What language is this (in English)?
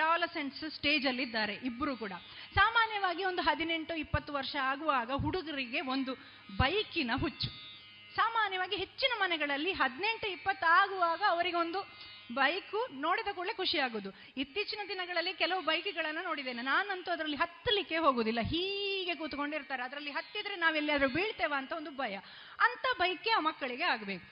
Kannada